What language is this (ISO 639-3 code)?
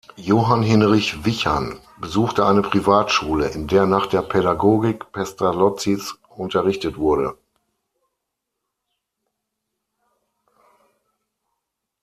deu